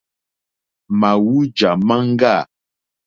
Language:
Mokpwe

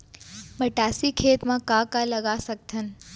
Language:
Chhattisgarhi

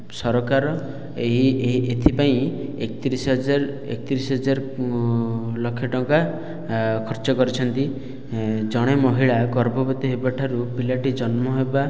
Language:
Odia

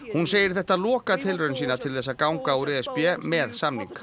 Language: Icelandic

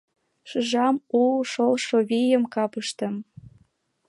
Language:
Mari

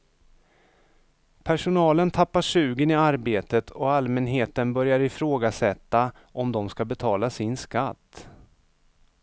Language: Swedish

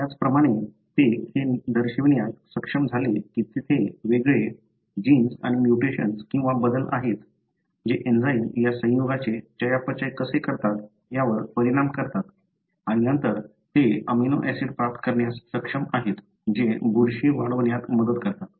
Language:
Marathi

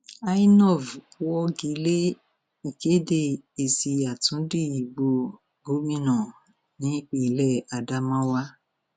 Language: Yoruba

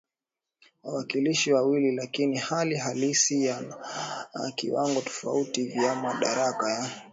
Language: Swahili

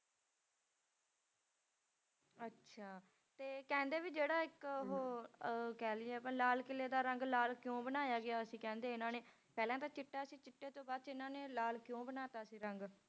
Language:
Punjabi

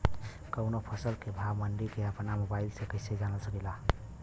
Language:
Bhojpuri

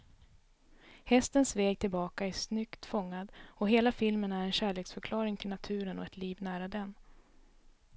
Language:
Swedish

